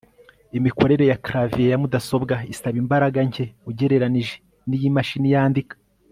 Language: Kinyarwanda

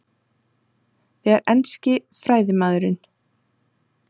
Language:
Icelandic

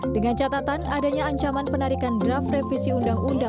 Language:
Indonesian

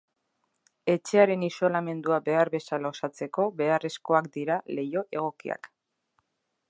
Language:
Basque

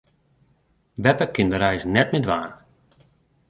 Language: Western Frisian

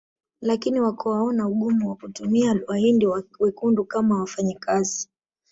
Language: Swahili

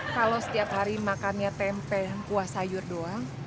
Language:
Indonesian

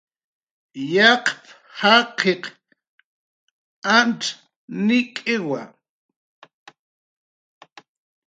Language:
Jaqaru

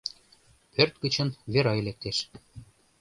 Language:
Mari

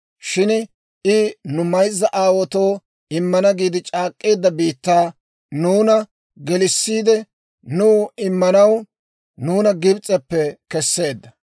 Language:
Dawro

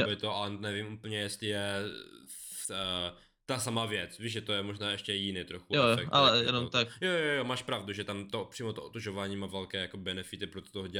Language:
Czech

